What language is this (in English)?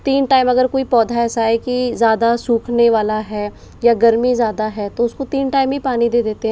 Hindi